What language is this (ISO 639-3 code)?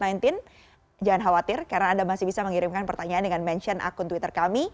ind